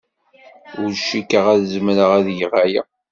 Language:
Kabyle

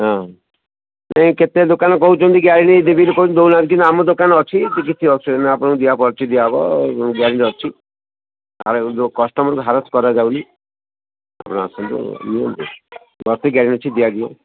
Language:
Odia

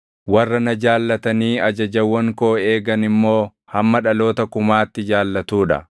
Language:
Oromo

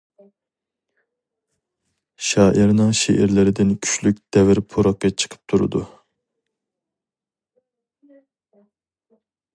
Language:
Uyghur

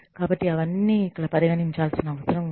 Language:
Telugu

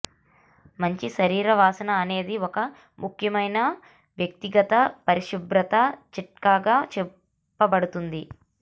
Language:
Telugu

